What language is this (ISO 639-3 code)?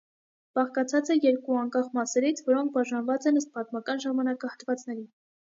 hye